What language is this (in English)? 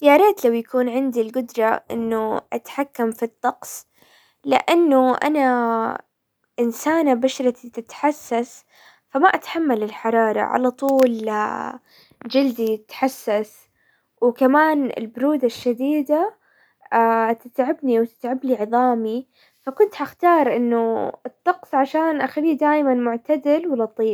Hijazi Arabic